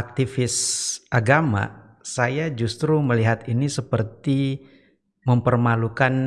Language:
Indonesian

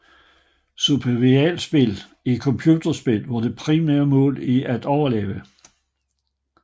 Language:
Danish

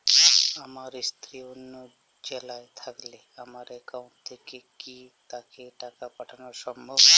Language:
Bangla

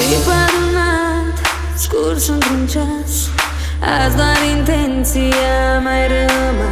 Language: Vietnamese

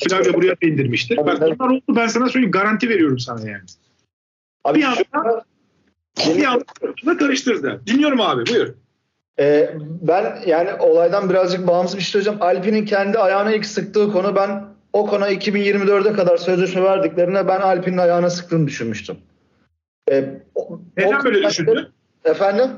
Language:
Turkish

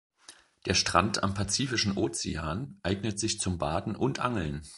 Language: German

